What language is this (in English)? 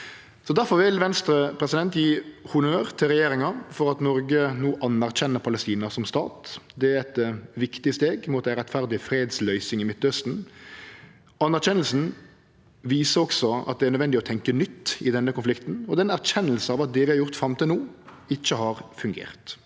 Norwegian